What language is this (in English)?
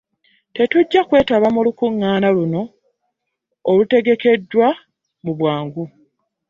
Ganda